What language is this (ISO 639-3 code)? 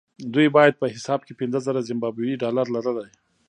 pus